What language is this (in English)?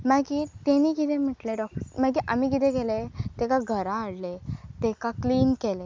Konkani